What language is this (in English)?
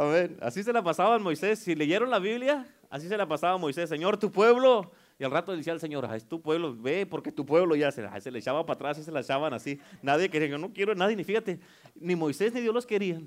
Spanish